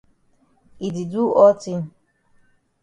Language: Cameroon Pidgin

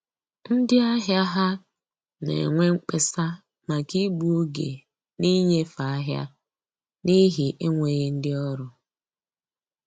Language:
Igbo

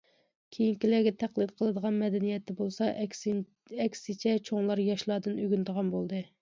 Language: Uyghur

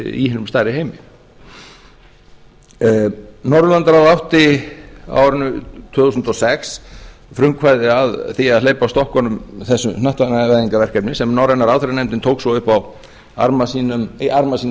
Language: Icelandic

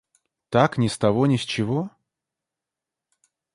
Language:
Russian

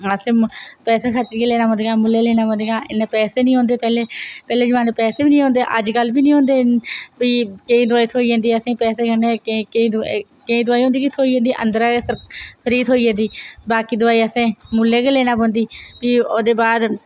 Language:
Dogri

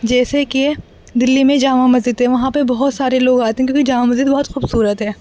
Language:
Urdu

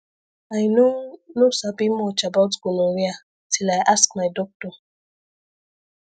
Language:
Nigerian Pidgin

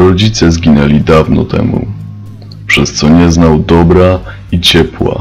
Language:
Polish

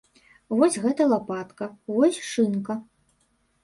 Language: Belarusian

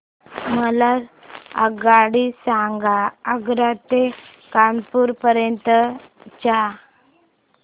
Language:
Marathi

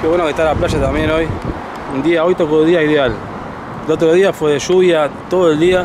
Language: Spanish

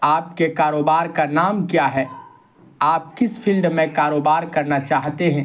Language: Urdu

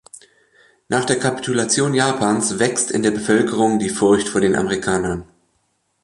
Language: German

